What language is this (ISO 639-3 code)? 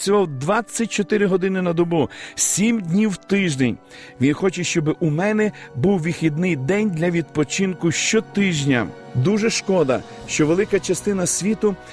ukr